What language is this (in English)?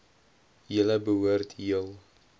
Afrikaans